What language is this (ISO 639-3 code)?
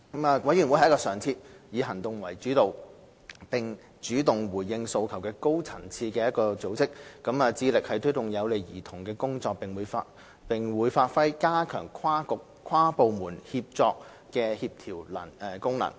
yue